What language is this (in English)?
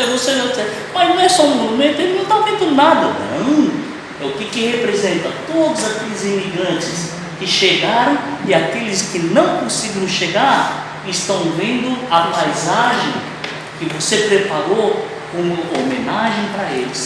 Portuguese